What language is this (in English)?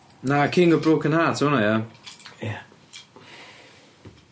Welsh